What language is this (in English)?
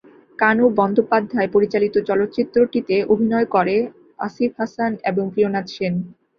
Bangla